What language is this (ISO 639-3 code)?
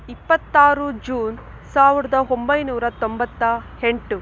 kan